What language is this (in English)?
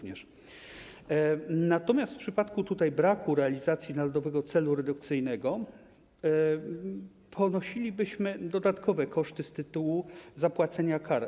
Polish